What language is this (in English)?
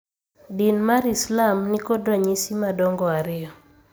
Luo (Kenya and Tanzania)